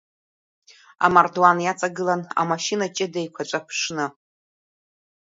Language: Abkhazian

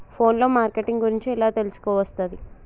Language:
Telugu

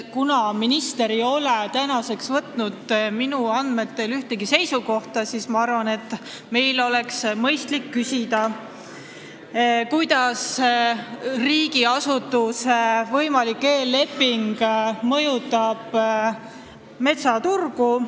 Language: Estonian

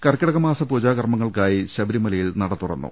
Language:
Malayalam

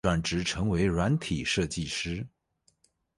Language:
Chinese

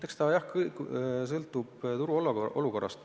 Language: Estonian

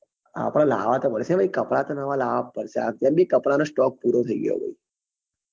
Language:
Gujarati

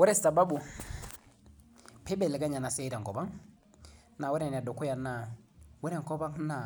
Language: Masai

